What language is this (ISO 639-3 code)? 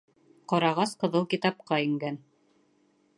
bak